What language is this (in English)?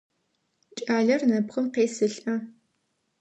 Adyghe